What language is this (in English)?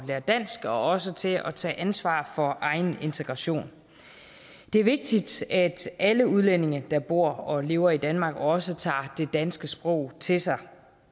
Danish